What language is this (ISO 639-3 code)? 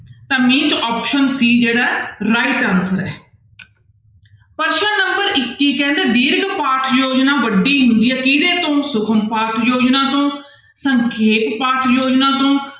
pan